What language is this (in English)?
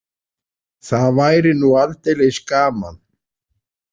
Icelandic